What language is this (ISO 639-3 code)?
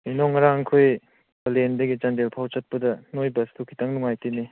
mni